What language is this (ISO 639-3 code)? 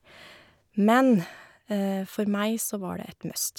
nor